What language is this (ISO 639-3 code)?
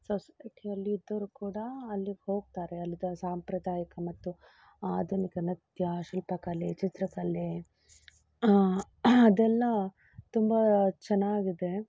kan